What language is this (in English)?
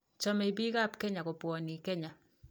Kalenjin